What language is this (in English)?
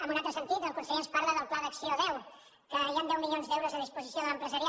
Catalan